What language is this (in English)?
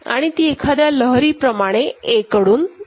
Marathi